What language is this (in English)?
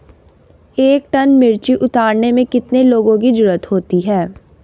Hindi